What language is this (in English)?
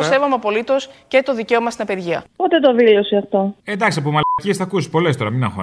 Greek